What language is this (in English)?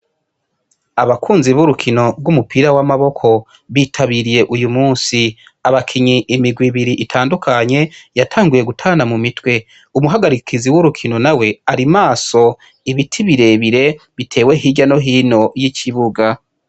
Rundi